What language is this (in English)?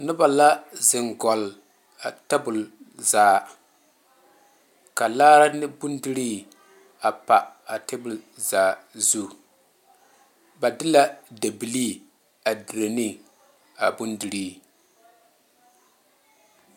Southern Dagaare